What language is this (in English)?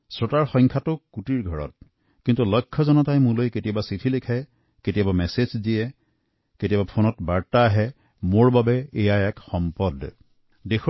Assamese